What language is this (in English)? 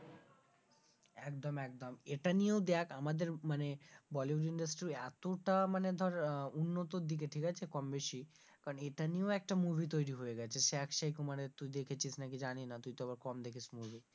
Bangla